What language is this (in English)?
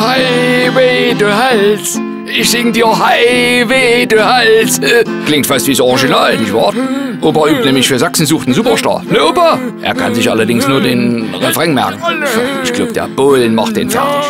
German